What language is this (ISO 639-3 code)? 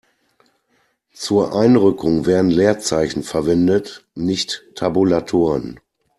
deu